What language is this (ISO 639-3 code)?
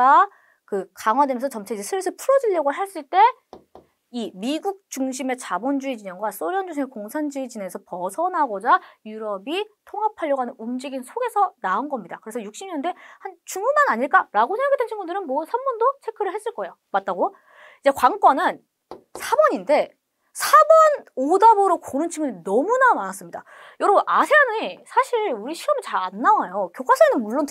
kor